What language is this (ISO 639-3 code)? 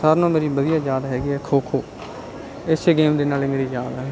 pan